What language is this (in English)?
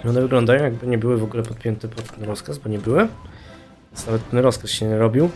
Polish